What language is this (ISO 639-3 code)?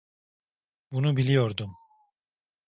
tur